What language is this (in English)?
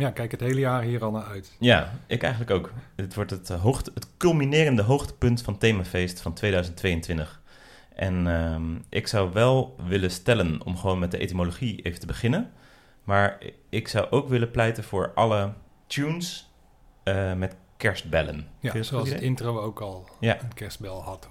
Dutch